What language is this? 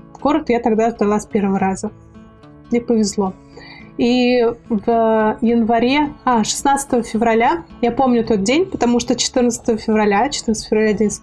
Russian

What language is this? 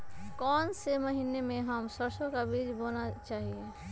Magahi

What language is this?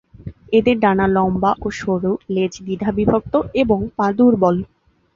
Bangla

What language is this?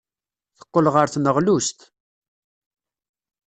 Kabyle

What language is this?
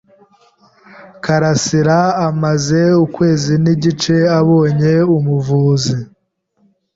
Kinyarwanda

